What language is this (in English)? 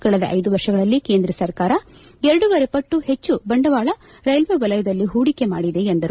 Kannada